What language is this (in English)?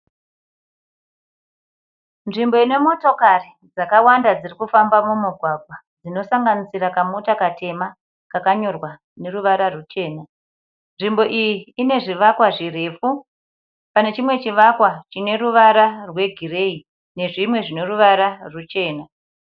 Shona